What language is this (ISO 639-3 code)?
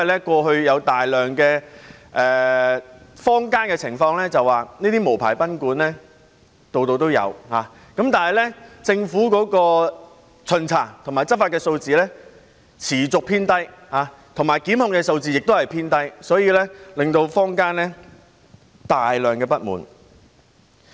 yue